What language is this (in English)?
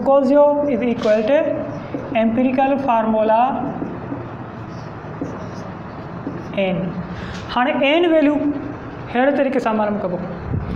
Hindi